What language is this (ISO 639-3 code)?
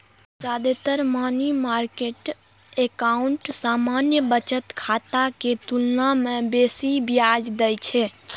mai